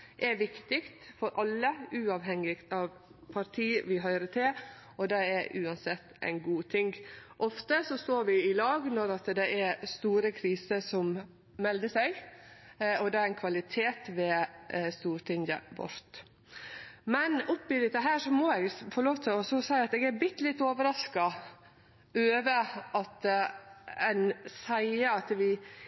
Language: Norwegian Nynorsk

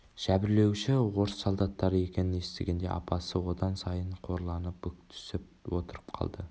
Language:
Kazakh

